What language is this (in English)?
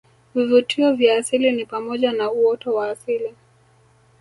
Swahili